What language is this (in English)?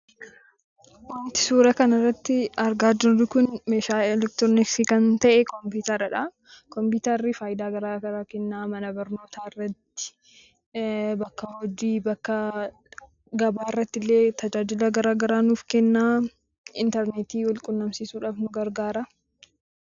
Oromo